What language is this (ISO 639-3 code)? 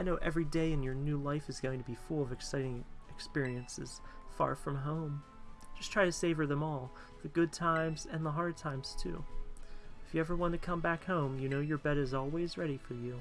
eng